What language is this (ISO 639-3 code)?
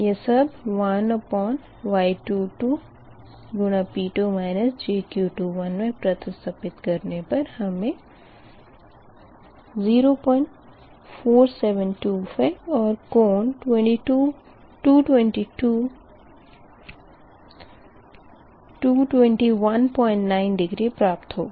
hin